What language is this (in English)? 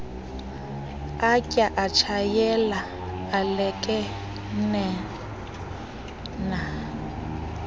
Xhosa